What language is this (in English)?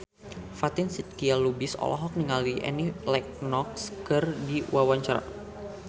Sundanese